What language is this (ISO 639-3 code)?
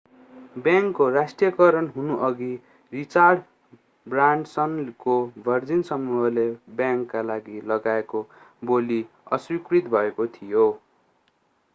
nep